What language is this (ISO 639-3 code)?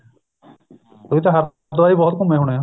pan